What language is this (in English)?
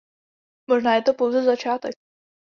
Czech